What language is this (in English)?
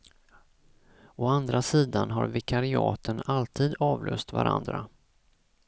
Swedish